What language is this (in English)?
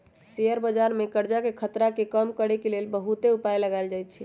Magahi